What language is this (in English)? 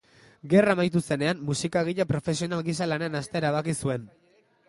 Basque